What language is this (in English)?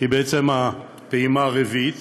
Hebrew